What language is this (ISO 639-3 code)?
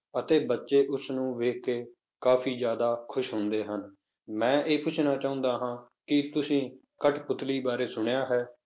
pan